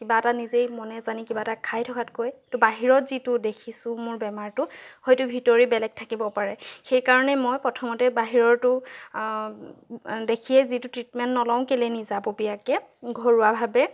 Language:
Assamese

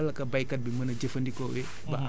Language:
Wolof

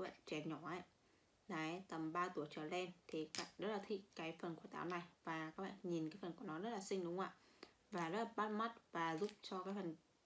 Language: Vietnamese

